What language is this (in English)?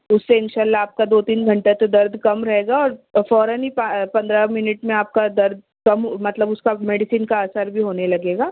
Urdu